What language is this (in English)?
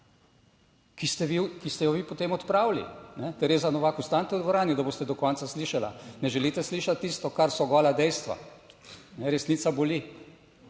Slovenian